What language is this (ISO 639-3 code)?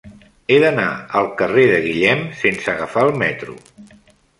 cat